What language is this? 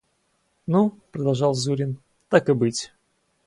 Russian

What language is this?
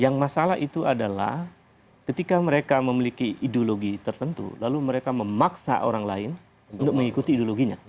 Indonesian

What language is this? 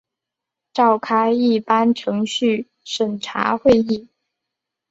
Chinese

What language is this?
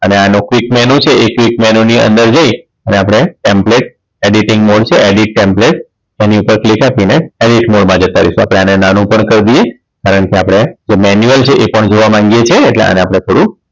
Gujarati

